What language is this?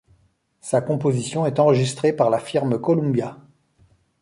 French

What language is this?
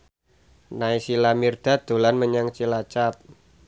Javanese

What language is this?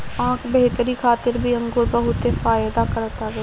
Bhojpuri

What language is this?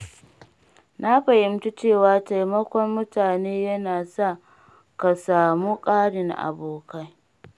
Hausa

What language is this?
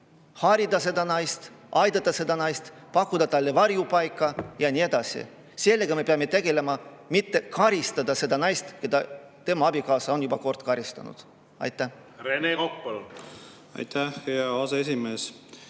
Estonian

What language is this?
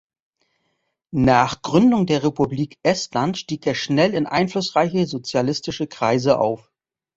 German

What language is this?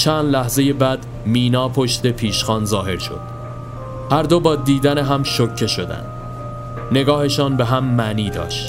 Persian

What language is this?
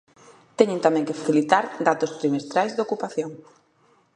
Galician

